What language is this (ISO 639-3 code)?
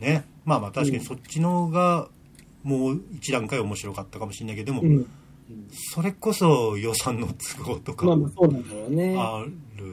jpn